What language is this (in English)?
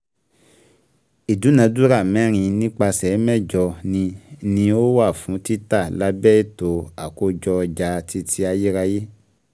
Yoruba